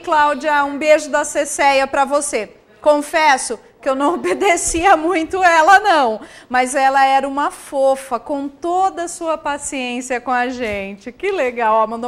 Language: Portuguese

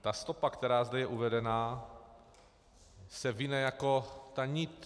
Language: Czech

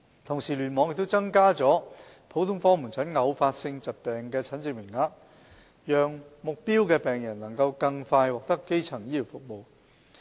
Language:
Cantonese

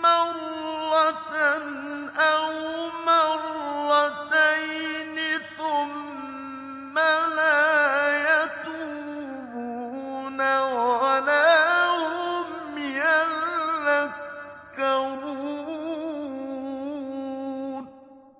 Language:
Arabic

